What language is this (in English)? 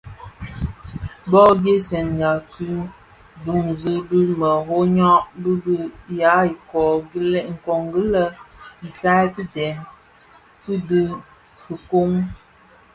Bafia